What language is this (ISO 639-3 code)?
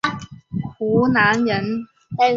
zho